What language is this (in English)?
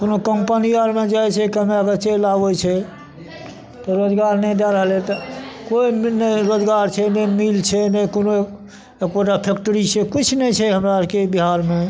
Maithili